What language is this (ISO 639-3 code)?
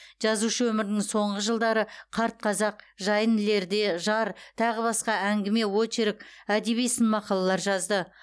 kaz